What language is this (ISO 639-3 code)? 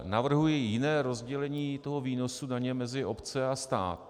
ces